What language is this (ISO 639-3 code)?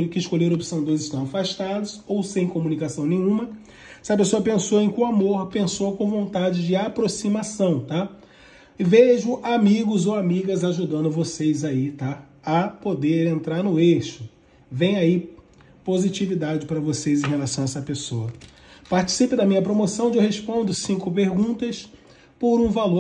por